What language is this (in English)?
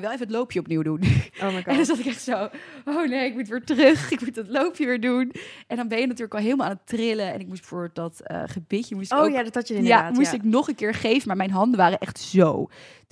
Dutch